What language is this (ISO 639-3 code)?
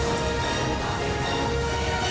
ind